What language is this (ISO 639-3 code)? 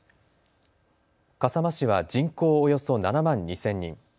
jpn